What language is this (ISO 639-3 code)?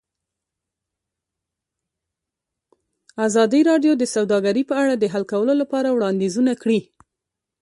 pus